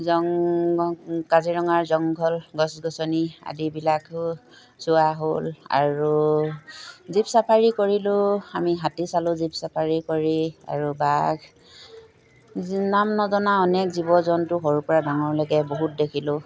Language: Assamese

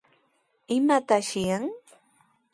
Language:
Sihuas Ancash Quechua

